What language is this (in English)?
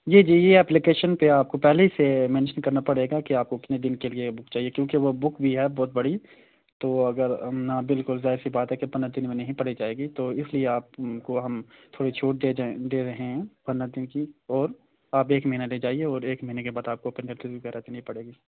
Urdu